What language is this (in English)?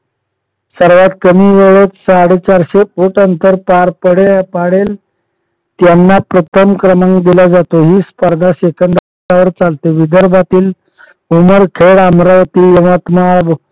Marathi